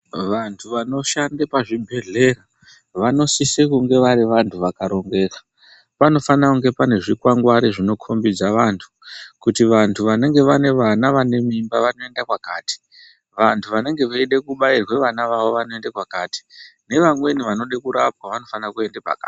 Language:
Ndau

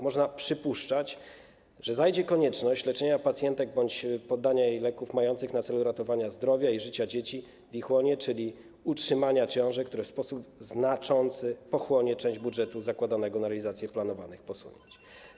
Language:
Polish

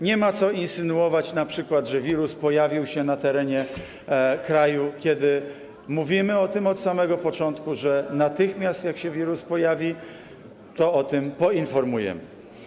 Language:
Polish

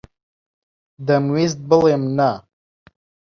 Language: Central Kurdish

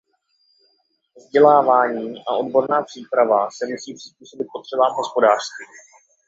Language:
Czech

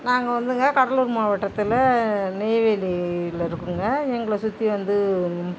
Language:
Tamil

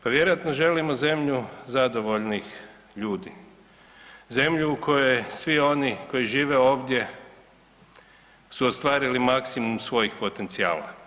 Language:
Croatian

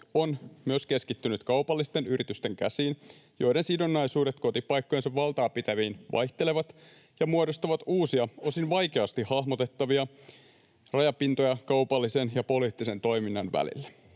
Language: Finnish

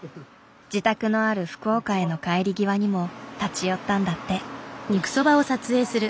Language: Japanese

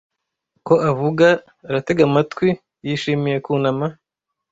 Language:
Kinyarwanda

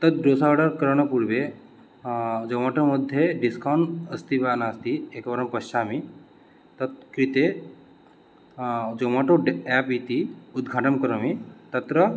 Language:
Sanskrit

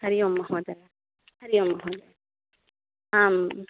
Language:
Sanskrit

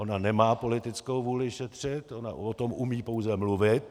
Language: Czech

